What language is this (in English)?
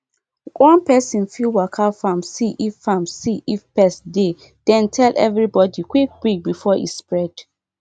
Nigerian Pidgin